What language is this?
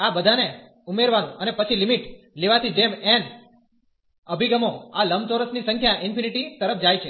Gujarati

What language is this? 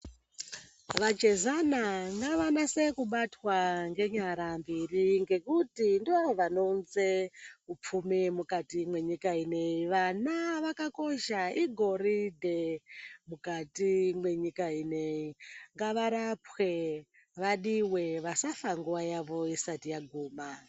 Ndau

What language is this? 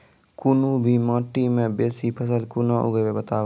Maithili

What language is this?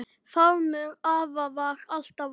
Icelandic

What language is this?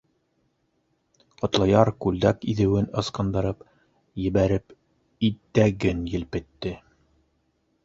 Bashkir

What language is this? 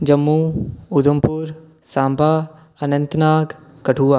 Dogri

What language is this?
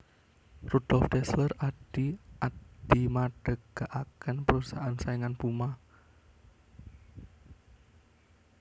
Javanese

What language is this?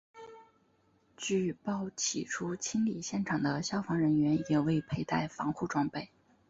Chinese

